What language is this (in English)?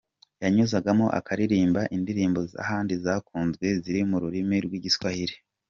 Kinyarwanda